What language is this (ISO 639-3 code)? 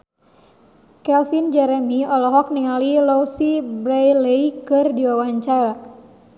sun